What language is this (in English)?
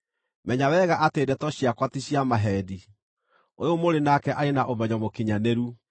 Kikuyu